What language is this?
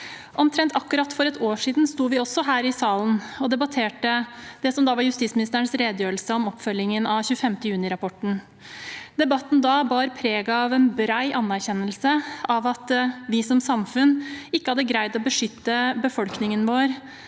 Norwegian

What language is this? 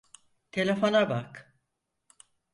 Turkish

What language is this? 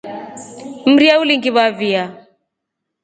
Rombo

